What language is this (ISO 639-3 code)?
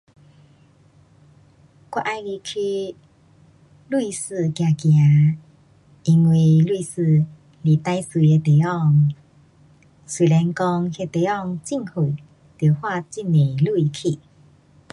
cpx